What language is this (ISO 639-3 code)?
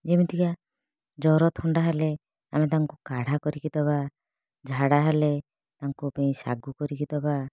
ori